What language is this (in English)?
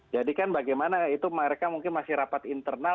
Indonesian